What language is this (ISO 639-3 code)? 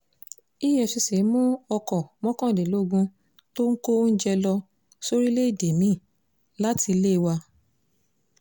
yor